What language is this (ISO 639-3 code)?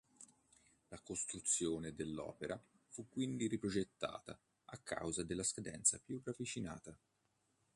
ita